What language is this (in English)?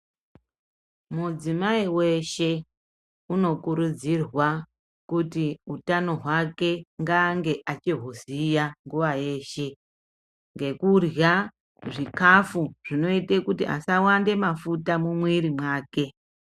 Ndau